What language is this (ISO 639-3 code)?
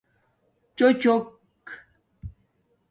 dmk